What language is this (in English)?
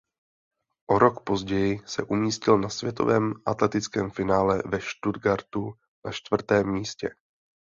Czech